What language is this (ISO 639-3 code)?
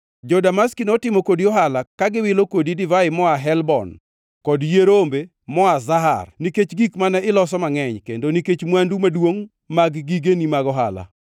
luo